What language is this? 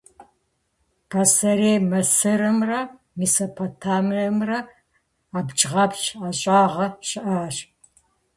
Kabardian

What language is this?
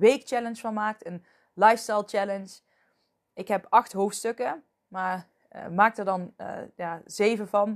Dutch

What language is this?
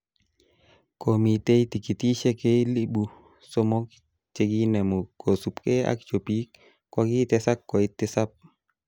Kalenjin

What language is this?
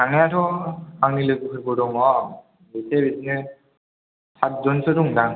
Bodo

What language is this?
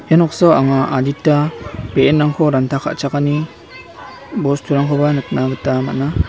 Garo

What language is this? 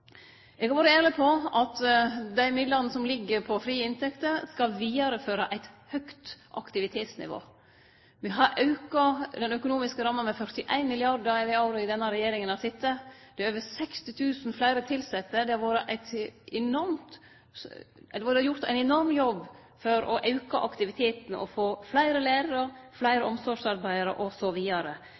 Norwegian Nynorsk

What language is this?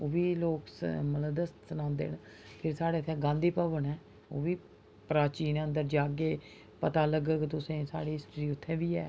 Dogri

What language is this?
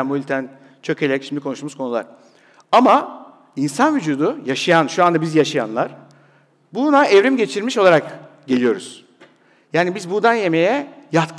Turkish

